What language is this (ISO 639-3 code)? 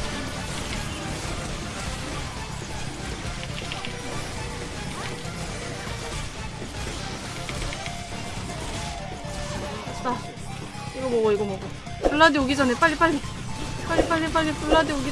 kor